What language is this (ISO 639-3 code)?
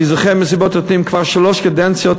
heb